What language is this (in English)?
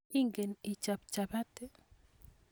Kalenjin